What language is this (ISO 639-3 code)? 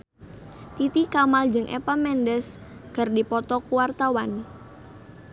sun